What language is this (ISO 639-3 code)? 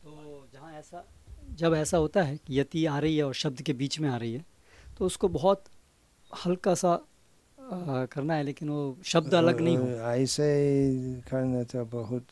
hin